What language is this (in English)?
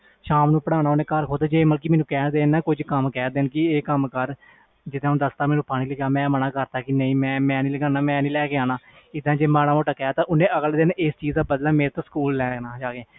Punjabi